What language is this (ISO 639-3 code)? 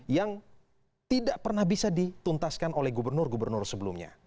ind